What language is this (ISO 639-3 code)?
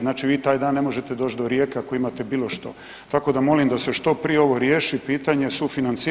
hrv